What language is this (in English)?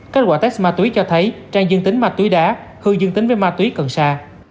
Vietnamese